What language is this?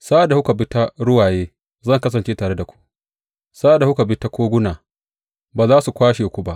Hausa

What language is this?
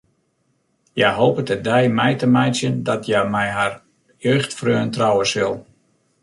Western Frisian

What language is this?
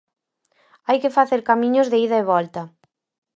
Galician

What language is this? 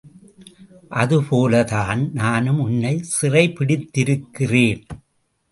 Tamil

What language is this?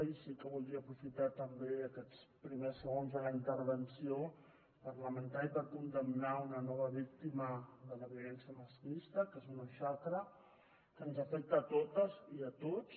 Catalan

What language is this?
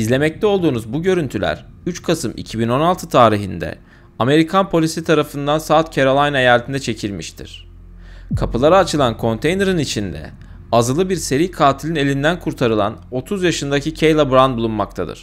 Turkish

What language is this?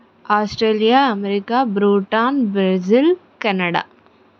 Telugu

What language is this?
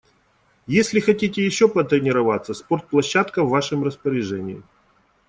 Russian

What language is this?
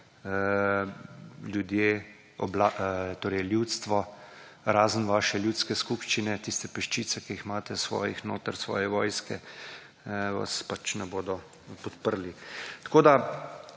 Slovenian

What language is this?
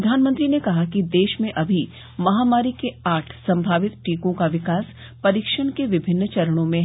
Hindi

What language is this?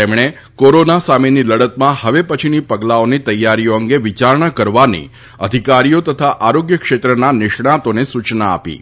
Gujarati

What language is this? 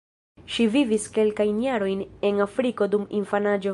Esperanto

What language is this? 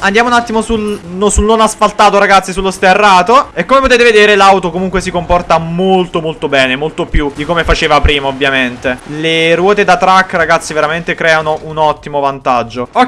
Italian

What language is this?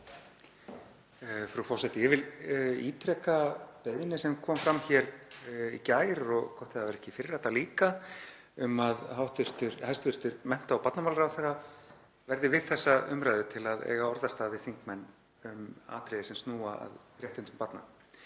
Icelandic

